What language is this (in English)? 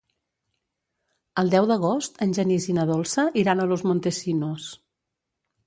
Catalan